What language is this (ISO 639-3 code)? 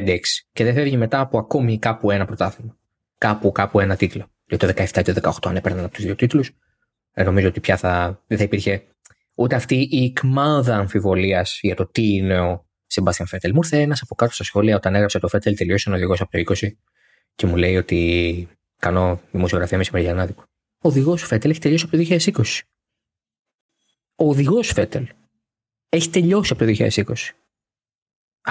ell